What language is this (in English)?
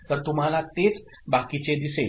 Marathi